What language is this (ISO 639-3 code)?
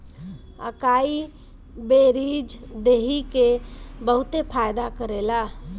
bho